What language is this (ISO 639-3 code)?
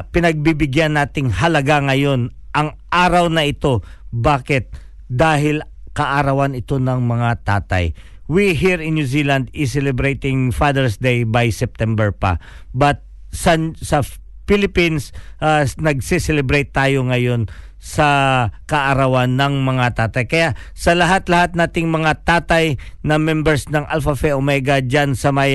fil